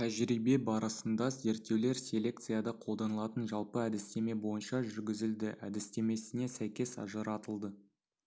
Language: Kazakh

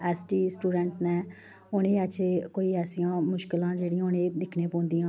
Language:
Dogri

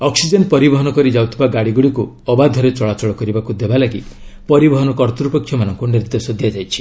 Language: Odia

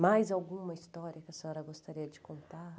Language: Portuguese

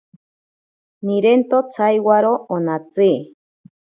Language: Ashéninka Perené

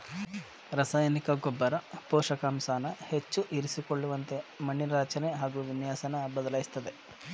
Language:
Kannada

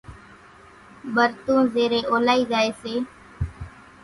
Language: Kachi Koli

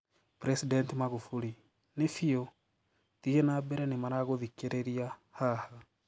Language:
Kikuyu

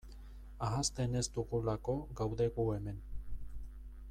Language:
Basque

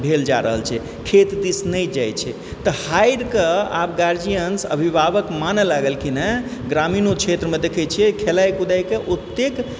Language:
Maithili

